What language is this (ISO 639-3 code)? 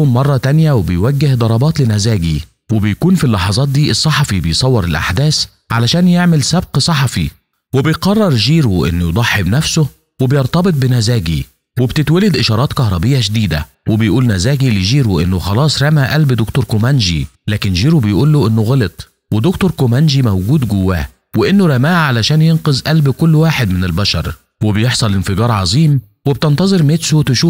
ara